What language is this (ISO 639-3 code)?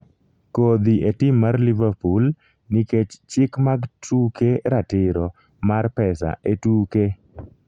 luo